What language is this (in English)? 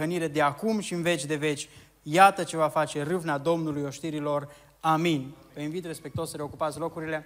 Romanian